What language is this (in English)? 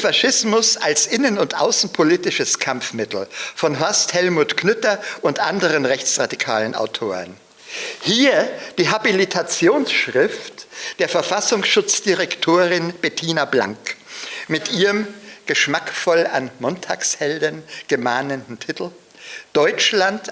German